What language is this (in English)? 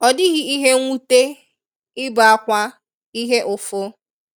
Igbo